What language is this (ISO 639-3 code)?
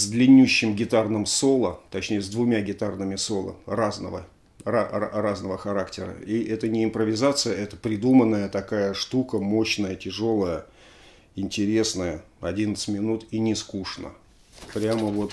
rus